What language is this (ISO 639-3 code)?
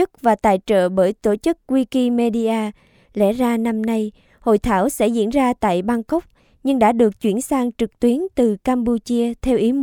vie